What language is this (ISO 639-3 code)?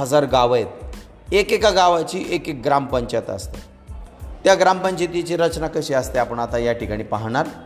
mar